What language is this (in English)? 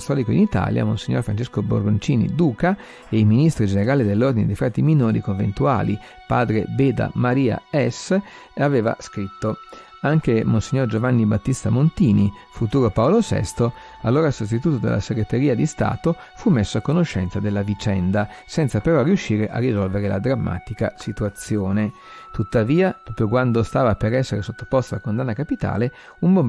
Italian